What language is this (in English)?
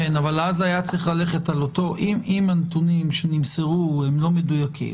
Hebrew